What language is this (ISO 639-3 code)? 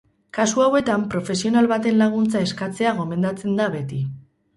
eus